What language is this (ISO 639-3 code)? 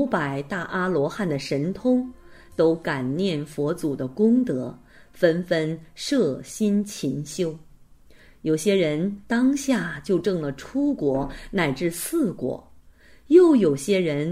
zho